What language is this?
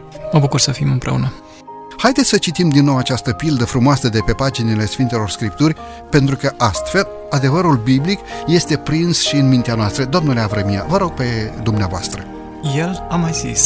Romanian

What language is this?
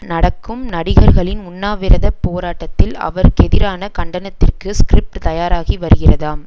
Tamil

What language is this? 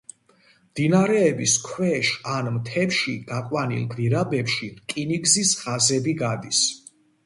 Georgian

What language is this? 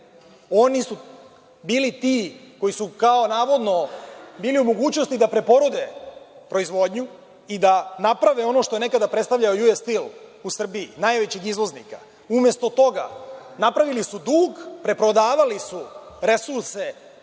Serbian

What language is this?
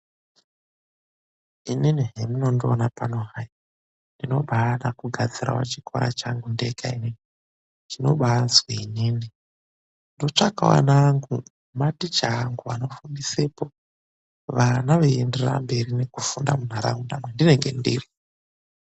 Ndau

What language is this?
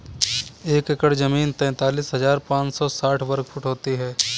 Hindi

